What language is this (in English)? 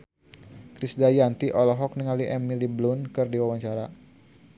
Sundanese